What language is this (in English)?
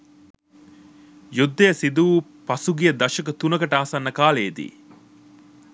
Sinhala